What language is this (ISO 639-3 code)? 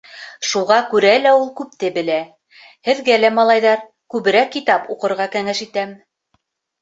bak